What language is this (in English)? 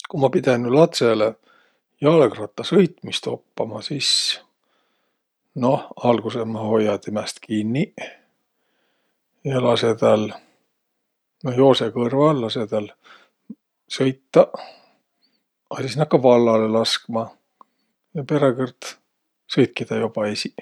Võro